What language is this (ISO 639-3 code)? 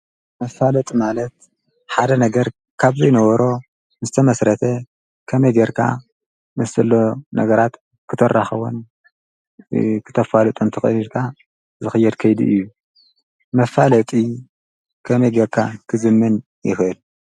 tir